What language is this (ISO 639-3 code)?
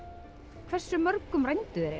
isl